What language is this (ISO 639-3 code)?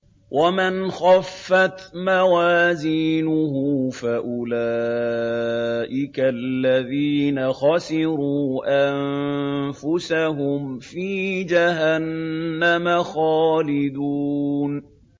ara